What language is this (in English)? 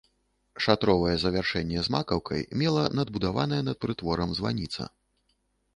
Belarusian